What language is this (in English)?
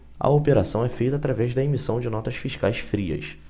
Portuguese